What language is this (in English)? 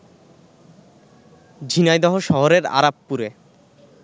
Bangla